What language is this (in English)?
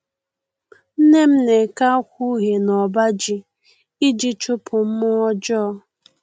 Igbo